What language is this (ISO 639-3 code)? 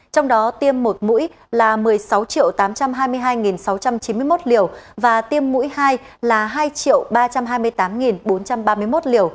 vie